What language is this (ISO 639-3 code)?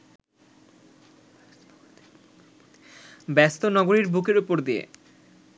ben